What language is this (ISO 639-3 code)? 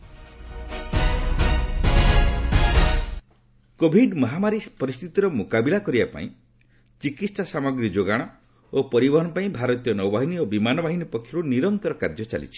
ori